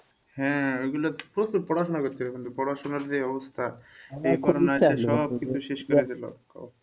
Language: Bangla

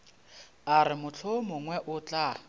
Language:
Northern Sotho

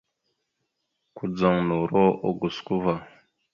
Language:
Mada (Cameroon)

